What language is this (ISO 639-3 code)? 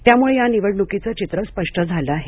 mar